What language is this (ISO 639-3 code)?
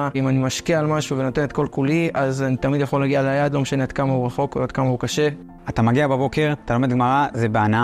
heb